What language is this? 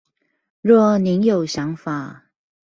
Chinese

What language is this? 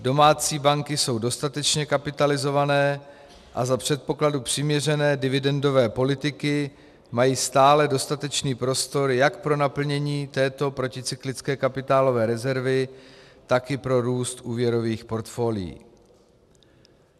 Czech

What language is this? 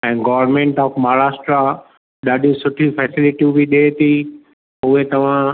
Sindhi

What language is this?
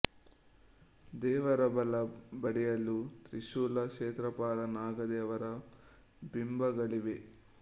Kannada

